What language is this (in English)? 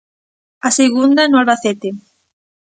Galician